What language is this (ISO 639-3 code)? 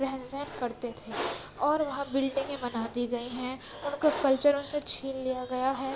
urd